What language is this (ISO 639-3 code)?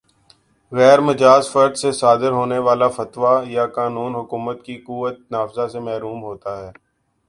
urd